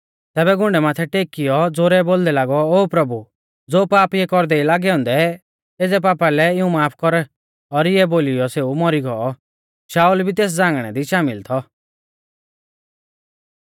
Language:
Mahasu Pahari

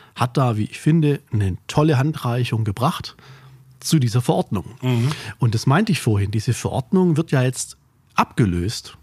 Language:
German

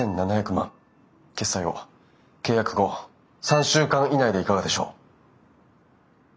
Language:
Japanese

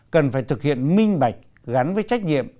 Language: Vietnamese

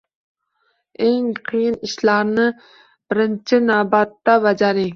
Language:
Uzbek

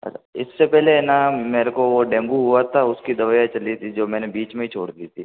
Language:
Hindi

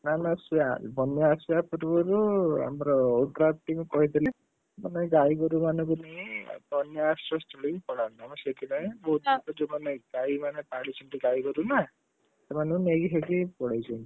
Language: Odia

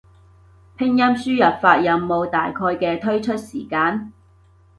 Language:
Cantonese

